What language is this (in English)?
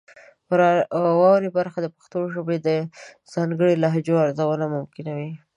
Pashto